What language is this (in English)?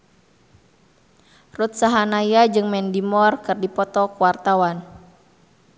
Sundanese